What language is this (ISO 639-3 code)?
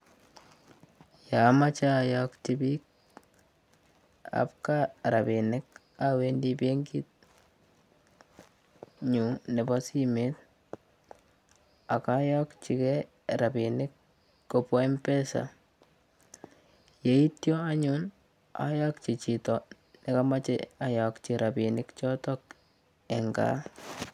kln